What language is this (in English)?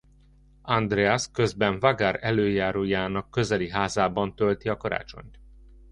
Hungarian